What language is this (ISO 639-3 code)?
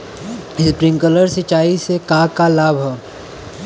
bho